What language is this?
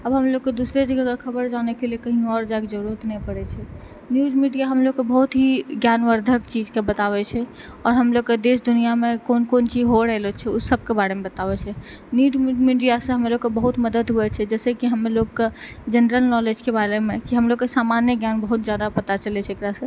Maithili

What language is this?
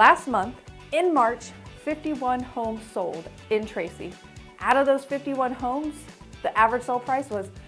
English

